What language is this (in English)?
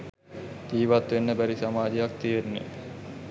Sinhala